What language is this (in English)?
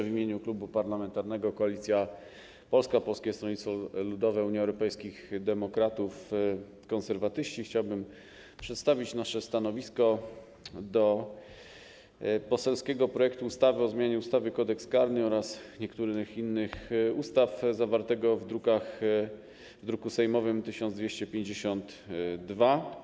Polish